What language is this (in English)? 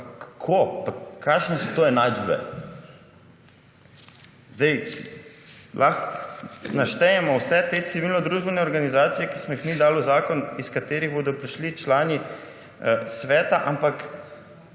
Slovenian